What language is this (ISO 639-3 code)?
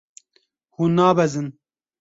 kur